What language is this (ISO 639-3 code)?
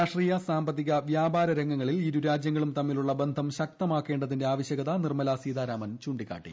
mal